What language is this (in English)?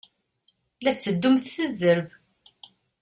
Kabyle